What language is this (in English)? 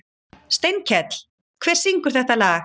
Icelandic